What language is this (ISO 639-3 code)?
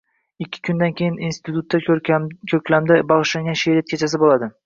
uzb